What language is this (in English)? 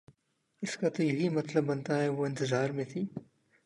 Urdu